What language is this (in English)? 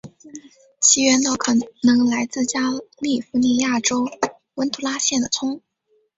Chinese